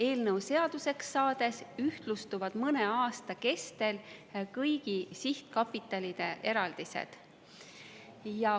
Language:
Estonian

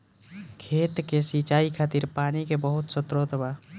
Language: Bhojpuri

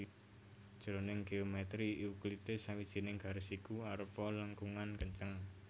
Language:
Javanese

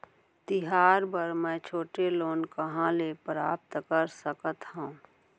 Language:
Chhattisgarhi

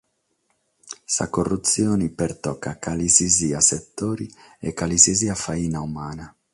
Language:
Sardinian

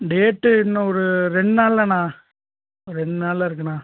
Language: Tamil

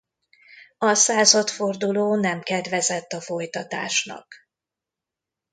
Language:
Hungarian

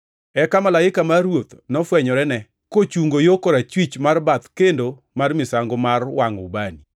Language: Luo (Kenya and Tanzania)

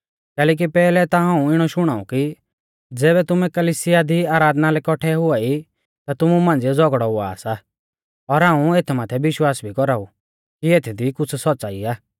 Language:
Mahasu Pahari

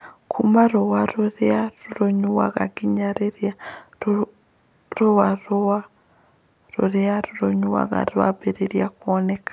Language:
Kikuyu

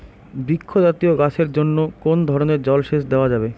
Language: Bangla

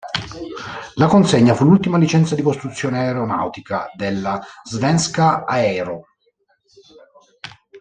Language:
Italian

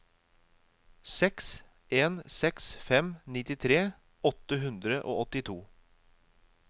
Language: Norwegian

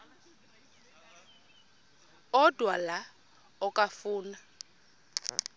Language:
Xhosa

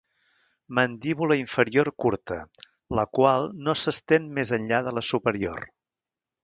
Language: Catalan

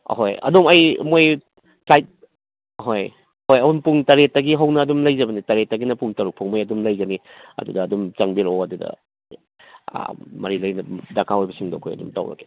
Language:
Manipuri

